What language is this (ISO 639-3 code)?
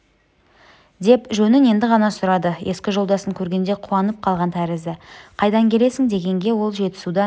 kaz